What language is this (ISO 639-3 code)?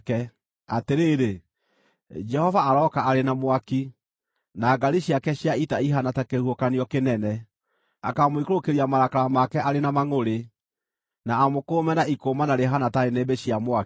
kik